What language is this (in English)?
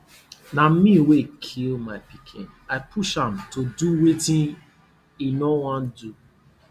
Nigerian Pidgin